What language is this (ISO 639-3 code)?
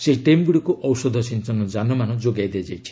ori